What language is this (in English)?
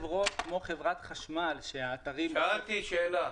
Hebrew